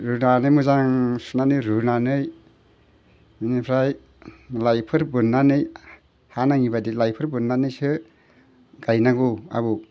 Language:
Bodo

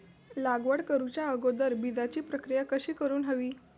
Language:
Marathi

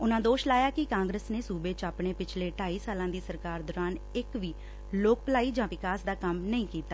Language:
Punjabi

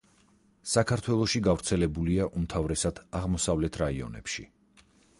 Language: Georgian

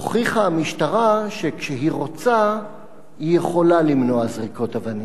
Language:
Hebrew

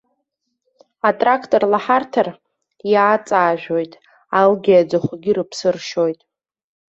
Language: Abkhazian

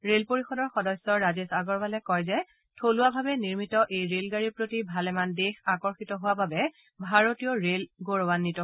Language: Assamese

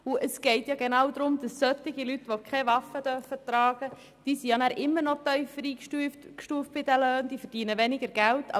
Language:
Swiss German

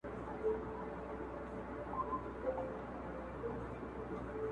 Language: Pashto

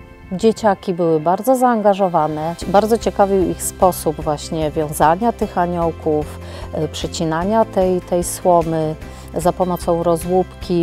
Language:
Polish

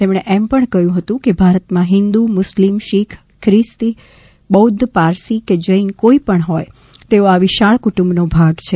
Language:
Gujarati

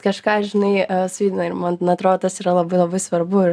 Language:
Lithuanian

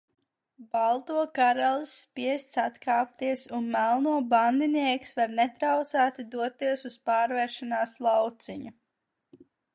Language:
Latvian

